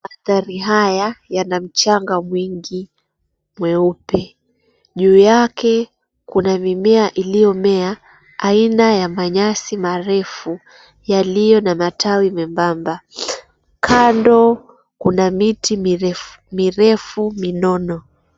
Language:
Swahili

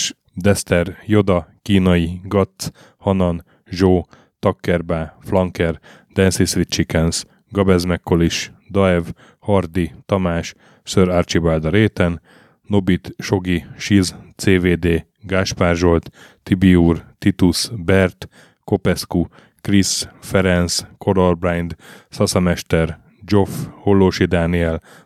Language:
Hungarian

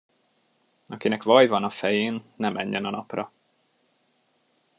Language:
Hungarian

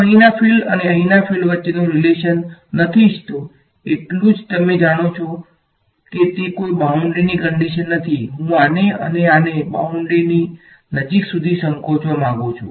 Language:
Gujarati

